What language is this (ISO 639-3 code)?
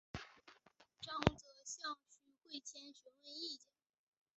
zho